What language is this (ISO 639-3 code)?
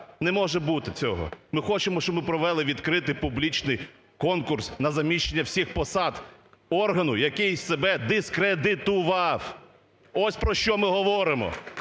ukr